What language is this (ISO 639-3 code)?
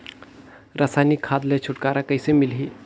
hne